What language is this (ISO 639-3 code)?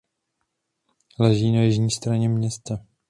ces